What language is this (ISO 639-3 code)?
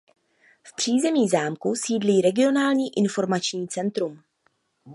ces